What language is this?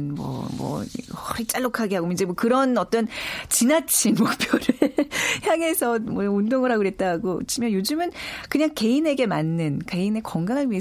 Korean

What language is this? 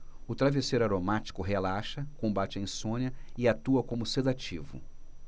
Portuguese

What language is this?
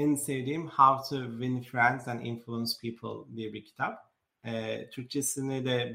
Turkish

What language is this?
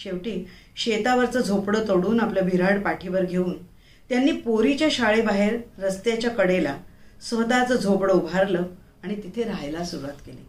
Marathi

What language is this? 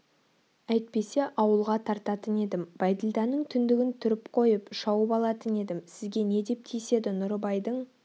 Kazakh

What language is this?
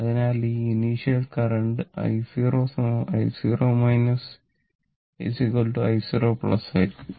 Malayalam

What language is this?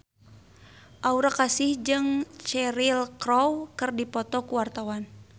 Sundanese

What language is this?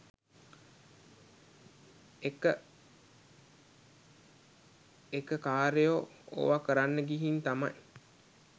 Sinhala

